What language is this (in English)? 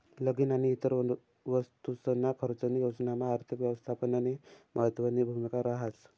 Marathi